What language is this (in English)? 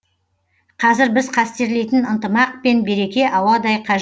Kazakh